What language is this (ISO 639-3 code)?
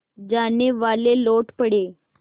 hin